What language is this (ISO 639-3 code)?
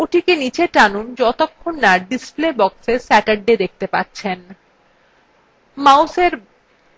ben